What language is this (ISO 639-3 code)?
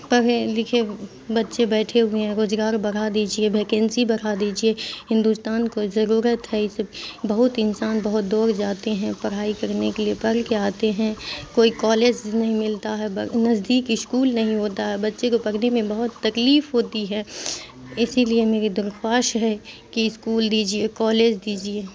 urd